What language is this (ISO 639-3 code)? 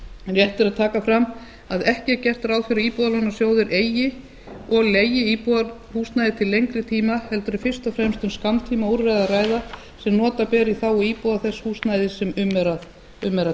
isl